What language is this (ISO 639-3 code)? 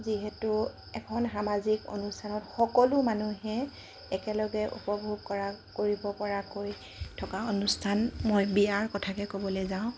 asm